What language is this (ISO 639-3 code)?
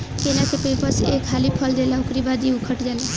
bho